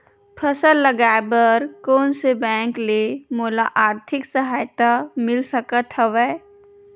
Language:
Chhattisgarhi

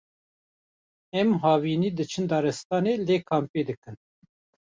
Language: Kurdish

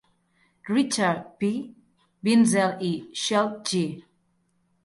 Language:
Catalan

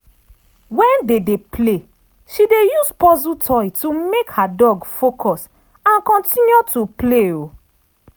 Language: Nigerian Pidgin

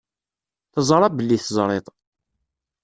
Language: Kabyle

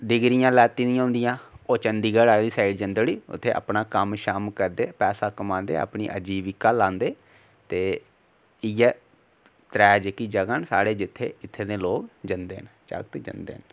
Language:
Dogri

